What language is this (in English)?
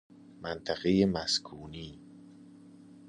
Persian